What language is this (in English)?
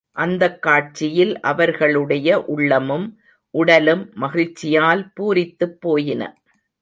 Tamil